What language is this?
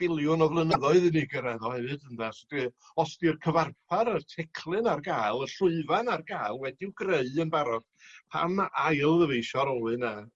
Welsh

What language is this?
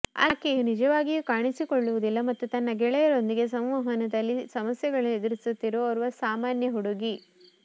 Kannada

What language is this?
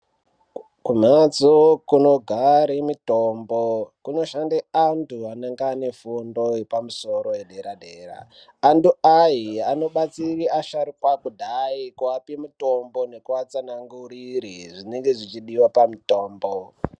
Ndau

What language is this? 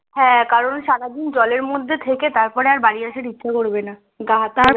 Bangla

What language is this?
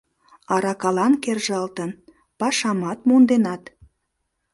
Mari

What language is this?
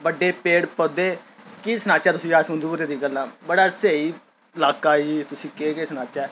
Dogri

